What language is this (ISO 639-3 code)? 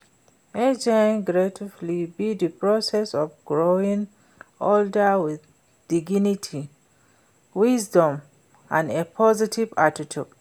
pcm